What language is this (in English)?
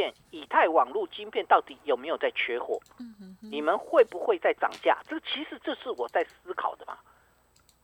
Chinese